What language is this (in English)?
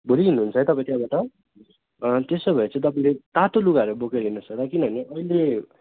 Nepali